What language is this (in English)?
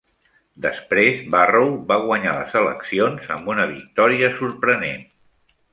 Catalan